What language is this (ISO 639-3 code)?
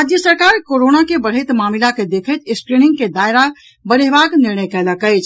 mai